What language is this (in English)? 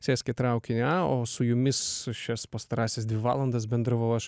Lithuanian